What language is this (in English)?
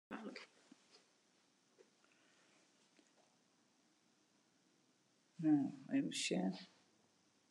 Western Frisian